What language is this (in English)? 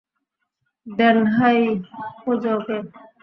Bangla